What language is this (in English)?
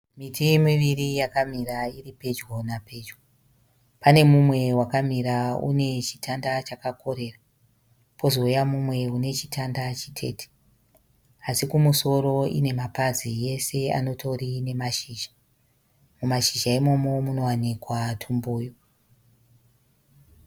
Shona